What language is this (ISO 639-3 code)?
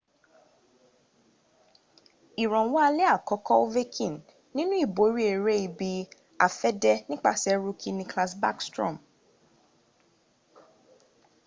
yor